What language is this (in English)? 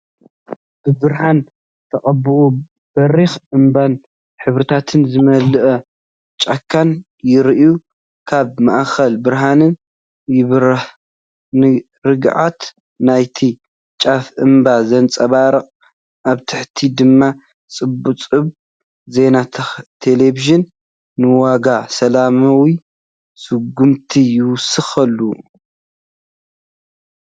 Tigrinya